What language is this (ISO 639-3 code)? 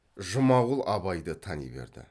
kaz